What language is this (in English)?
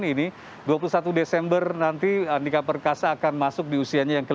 Indonesian